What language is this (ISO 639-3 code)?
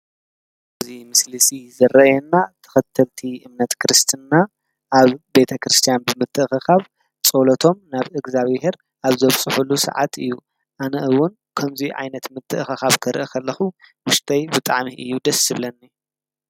tir